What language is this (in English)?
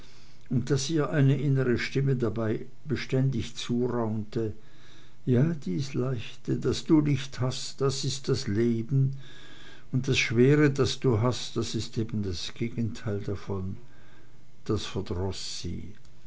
German